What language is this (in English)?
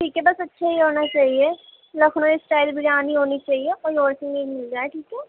Urdu